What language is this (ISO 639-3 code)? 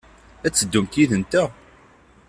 kab